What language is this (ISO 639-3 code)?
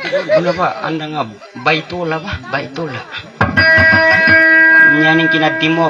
ind